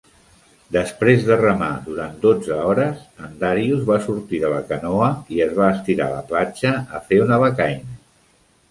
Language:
Catalan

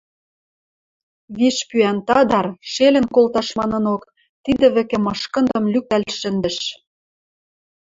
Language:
Western Mari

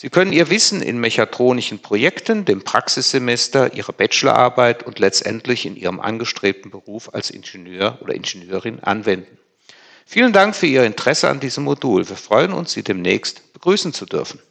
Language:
German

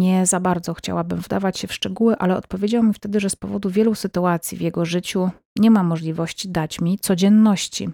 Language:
Polish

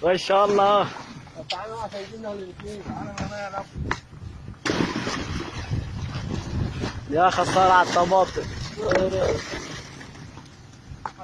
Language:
Arabic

